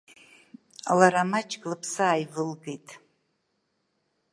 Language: Abkhazian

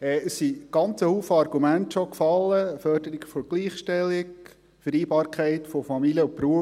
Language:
Swiss German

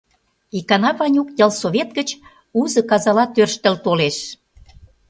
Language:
Mari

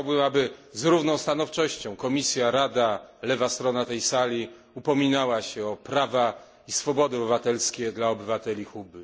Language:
Polish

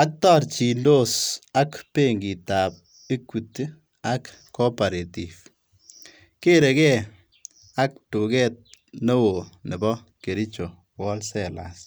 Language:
Kalenjin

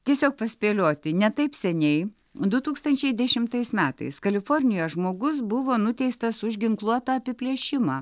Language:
Lithuanian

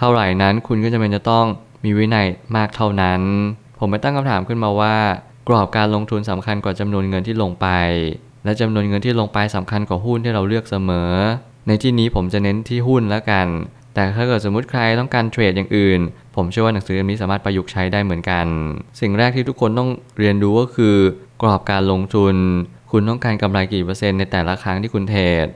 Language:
Thai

